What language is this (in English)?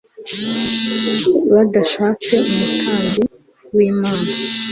Kinyarwanda